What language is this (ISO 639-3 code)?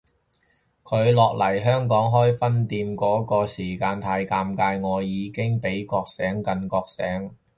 yue